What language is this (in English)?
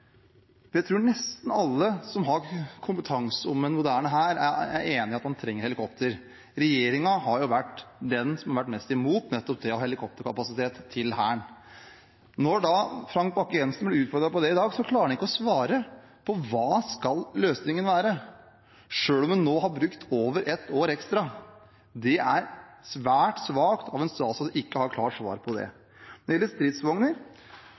Norwegian Bokmål